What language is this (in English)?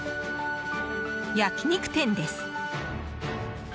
Japanese